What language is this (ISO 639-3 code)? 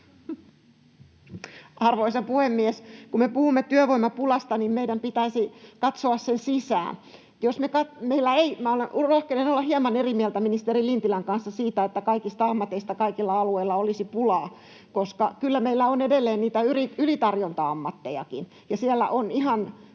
fin